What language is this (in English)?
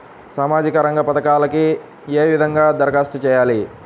Telugu